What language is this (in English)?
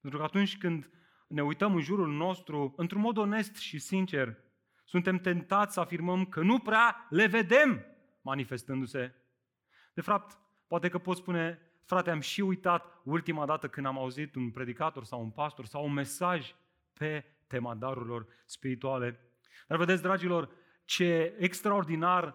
Romanian